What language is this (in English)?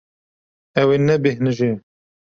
Kurdish